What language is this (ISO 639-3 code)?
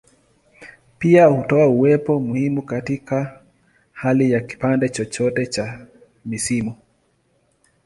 swa